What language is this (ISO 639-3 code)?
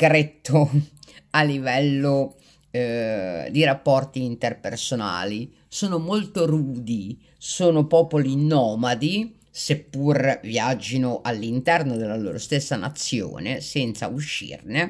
ita